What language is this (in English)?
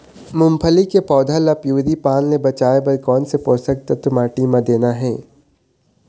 Chhattisgarhi